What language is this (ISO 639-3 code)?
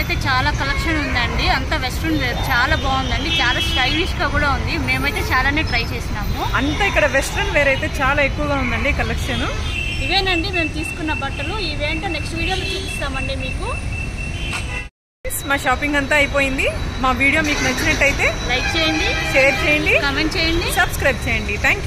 tel